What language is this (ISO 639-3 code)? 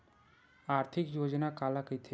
hne